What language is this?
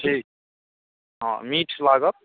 Maithili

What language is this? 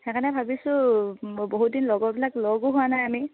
Assamese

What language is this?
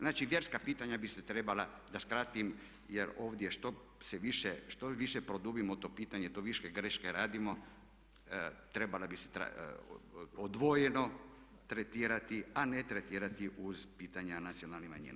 Croatian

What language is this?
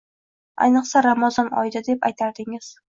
Uzbek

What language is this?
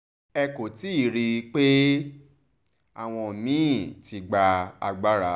Yoruba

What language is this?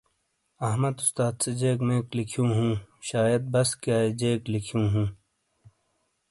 Shina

